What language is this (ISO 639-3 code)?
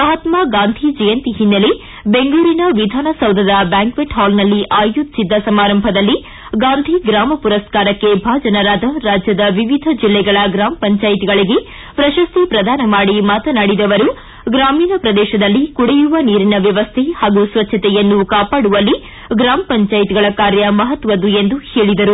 kan